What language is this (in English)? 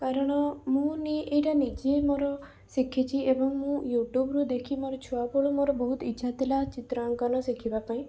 Odia